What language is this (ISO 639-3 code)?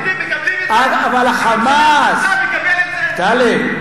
heb